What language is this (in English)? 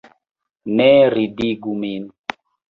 Esperanto